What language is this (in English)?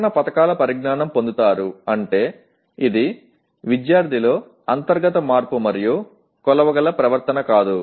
Telugu